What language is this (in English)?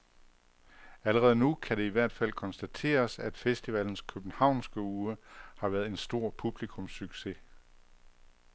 Danish